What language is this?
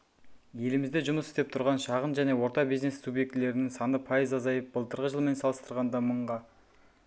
Kazakh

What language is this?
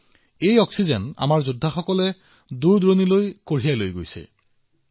Assamese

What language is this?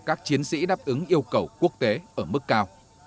Vietnamese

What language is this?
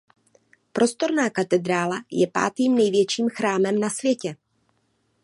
Czech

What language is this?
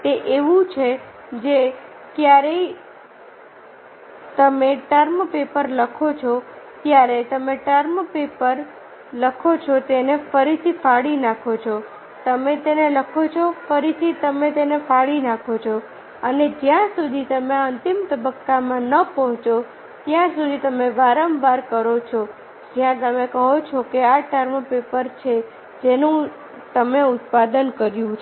Gujarati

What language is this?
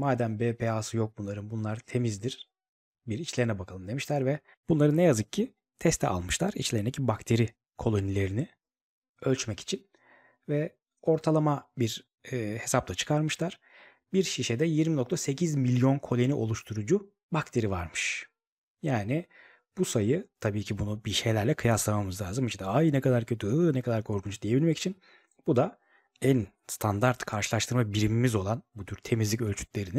Turkish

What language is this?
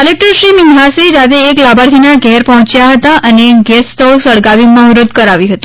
Gujarati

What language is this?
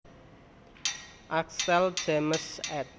Javanese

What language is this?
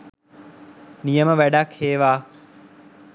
Sinhala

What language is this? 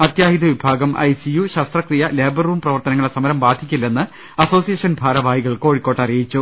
Malayalam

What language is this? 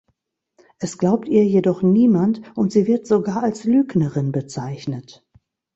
German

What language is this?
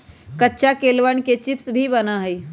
Magahi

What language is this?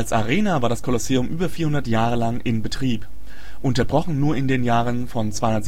German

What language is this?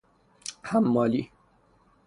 Persian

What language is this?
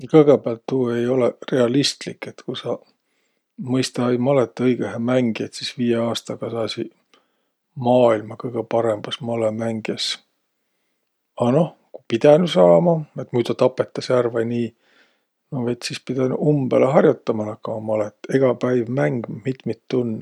Võro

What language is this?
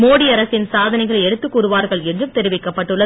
Tamil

